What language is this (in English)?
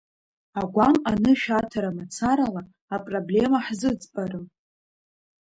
Abkhazian